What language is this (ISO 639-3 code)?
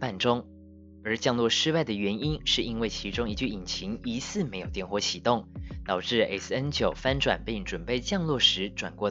zho